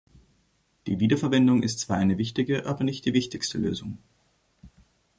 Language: German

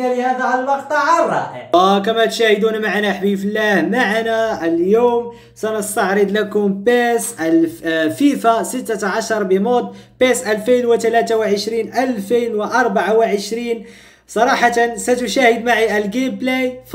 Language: Arabic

